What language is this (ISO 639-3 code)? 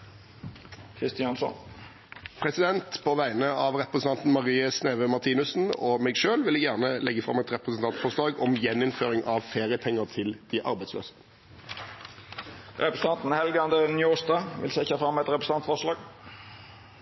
nor